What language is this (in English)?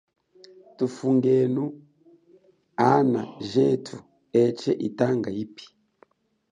Chokwe